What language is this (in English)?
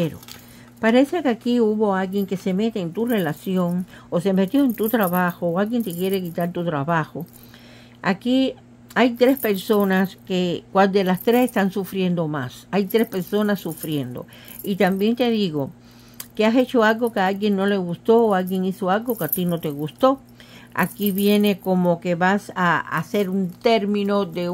Spanish